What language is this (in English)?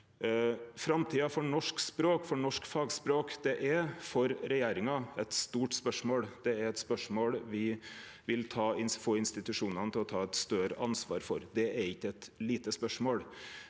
Norwegian